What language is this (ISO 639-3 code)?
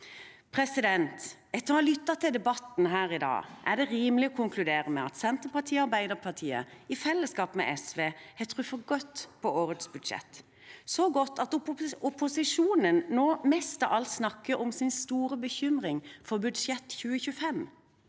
nor